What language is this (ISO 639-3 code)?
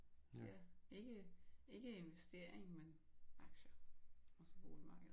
dan